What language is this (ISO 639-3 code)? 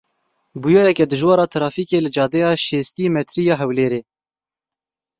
kur